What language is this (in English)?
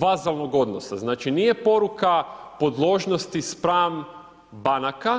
Croatian